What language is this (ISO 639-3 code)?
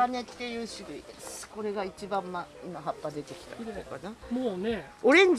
jpn